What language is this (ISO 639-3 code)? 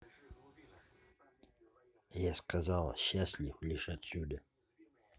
rus